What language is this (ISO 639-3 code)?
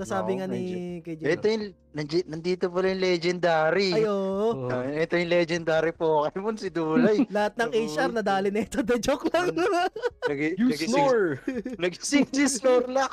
fil